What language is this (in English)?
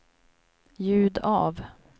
Swedish